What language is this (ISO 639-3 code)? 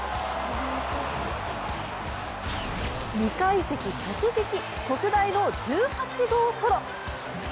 jpn